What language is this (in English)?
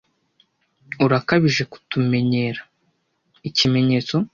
Kinyarwanda